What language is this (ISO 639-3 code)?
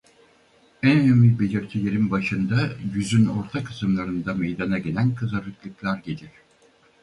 tur